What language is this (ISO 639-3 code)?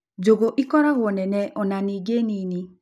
kik